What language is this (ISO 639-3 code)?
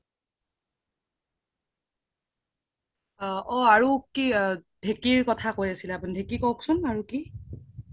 asm